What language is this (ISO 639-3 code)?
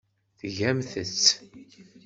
kab